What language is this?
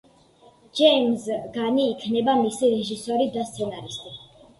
Georgian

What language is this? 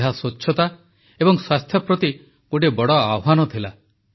Odia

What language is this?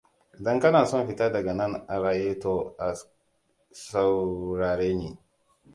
Hausa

